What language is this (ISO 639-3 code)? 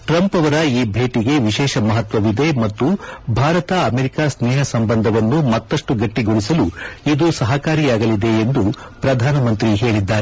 kan